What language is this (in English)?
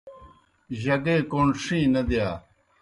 Kohistani Shina